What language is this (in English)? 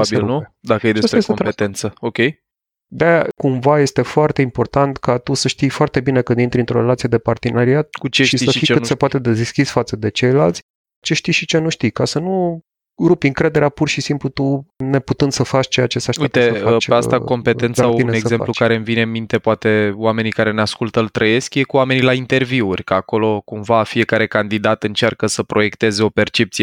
Romanian